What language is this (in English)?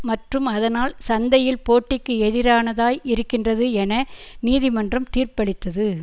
Tamil